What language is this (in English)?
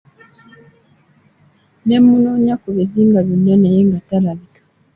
Ganda